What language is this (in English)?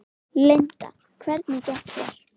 Icelandic